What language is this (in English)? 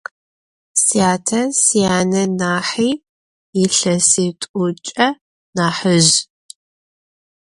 Adyghe